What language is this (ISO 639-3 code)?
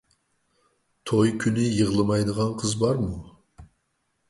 uig